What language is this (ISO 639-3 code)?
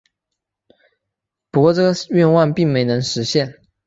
zho